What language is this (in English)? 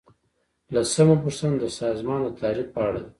Pashto